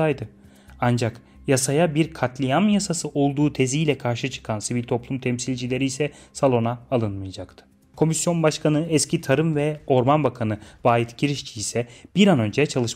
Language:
Turkish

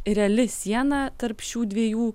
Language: Lithuanian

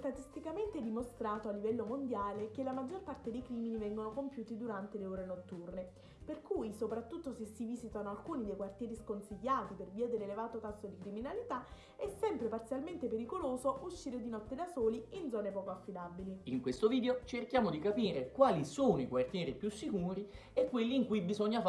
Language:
Italian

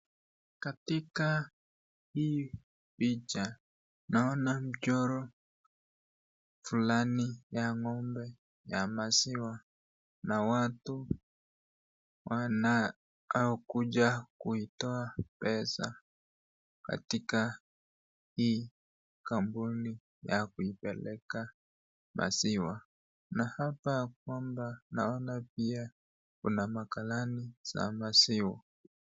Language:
Swahili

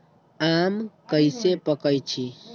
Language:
Magahi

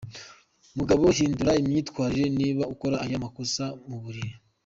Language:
Kinyarwanda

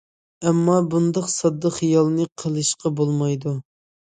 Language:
Uyghur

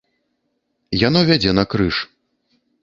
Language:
Belarusian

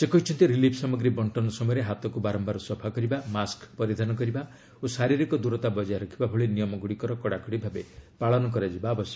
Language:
Odia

